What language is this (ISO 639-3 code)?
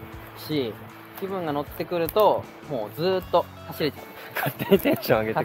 jpn